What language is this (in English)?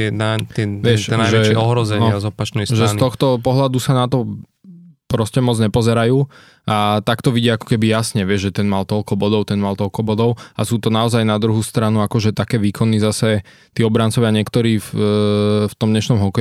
Slovak